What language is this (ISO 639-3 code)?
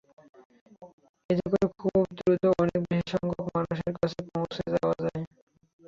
ben